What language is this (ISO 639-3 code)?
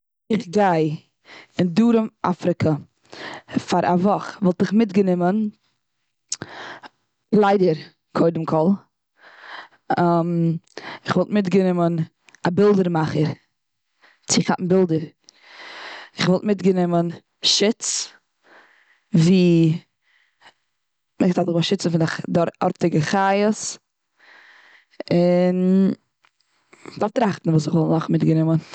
yid